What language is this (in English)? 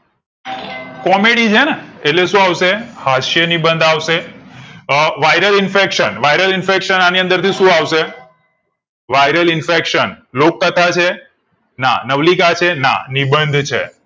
Gujarati